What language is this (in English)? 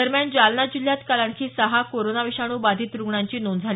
Marathi